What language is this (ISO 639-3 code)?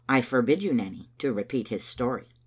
eng